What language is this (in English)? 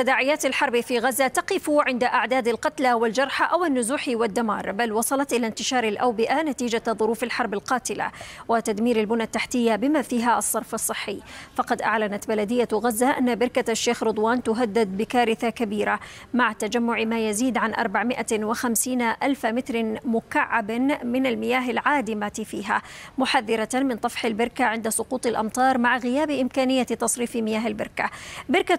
Arabic